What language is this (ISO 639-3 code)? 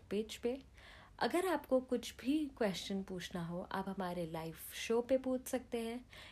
hin